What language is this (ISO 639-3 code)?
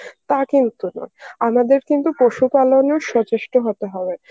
ben